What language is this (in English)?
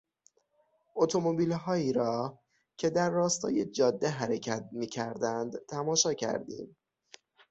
Persian